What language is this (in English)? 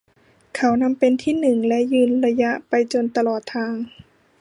Thai